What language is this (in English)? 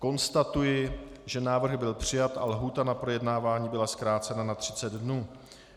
Czech